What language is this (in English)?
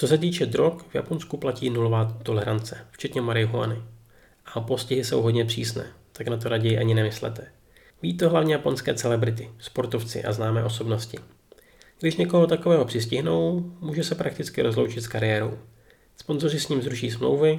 Czech